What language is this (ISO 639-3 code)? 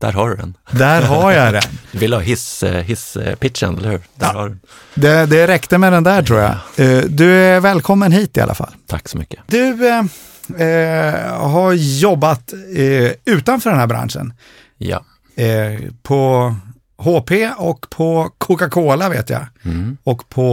swe